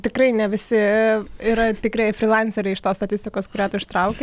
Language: Lithuanian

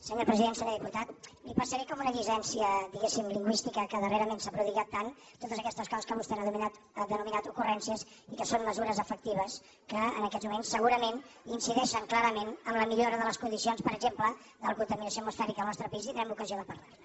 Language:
Catalan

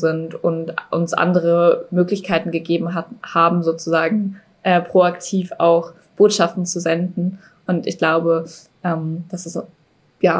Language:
German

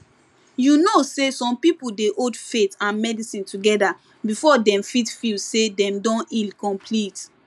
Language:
Nigerian Pidgin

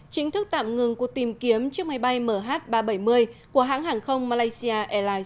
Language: Vietnamese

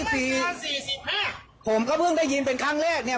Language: Thai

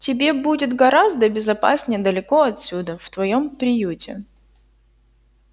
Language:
Russian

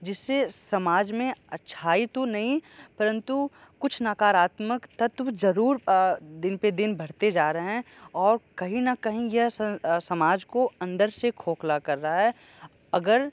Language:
Hindi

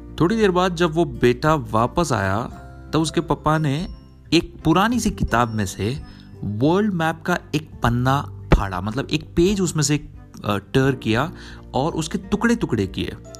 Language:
Hindi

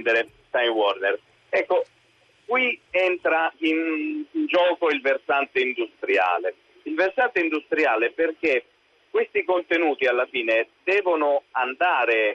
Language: Italian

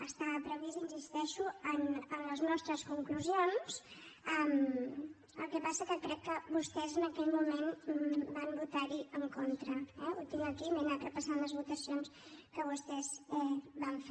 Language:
Catalan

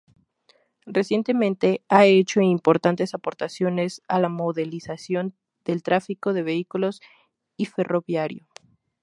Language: Spanish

